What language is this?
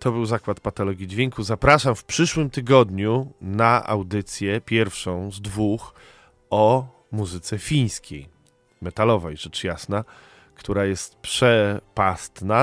Polish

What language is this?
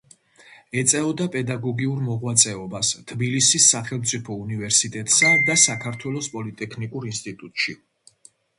Georgian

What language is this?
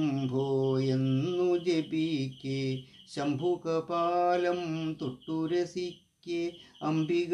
Malayalam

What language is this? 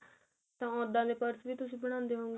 Punjabi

